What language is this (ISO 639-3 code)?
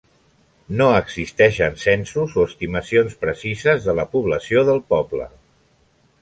cat